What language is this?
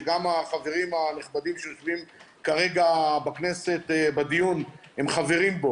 Hebrew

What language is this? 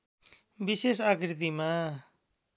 Nepali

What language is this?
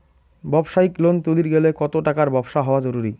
Bangla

